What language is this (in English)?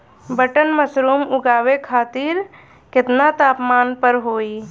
Bhojpuri